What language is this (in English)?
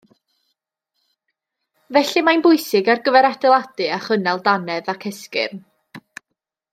Welsh